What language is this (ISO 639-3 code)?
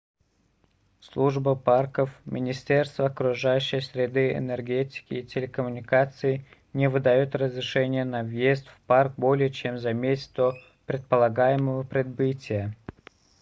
rus